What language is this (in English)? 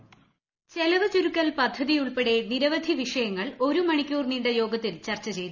Malayalam